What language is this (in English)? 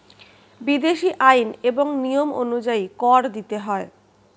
Bangla